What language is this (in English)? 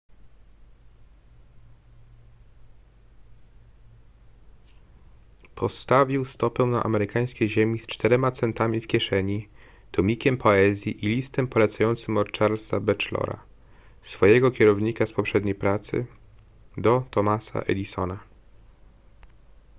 Polish